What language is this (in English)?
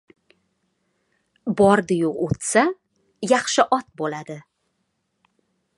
Uzbek